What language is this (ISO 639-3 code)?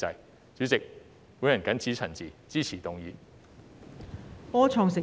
yue